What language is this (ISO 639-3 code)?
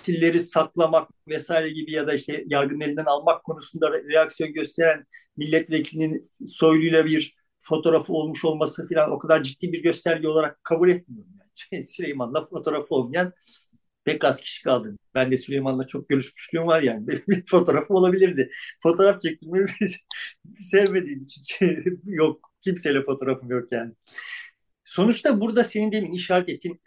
tur